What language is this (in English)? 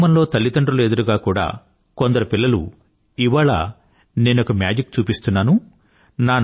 Telugu